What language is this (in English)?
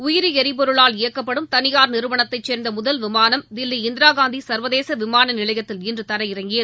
Tamil